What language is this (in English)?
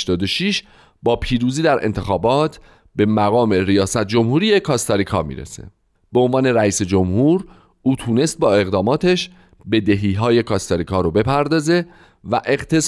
Persian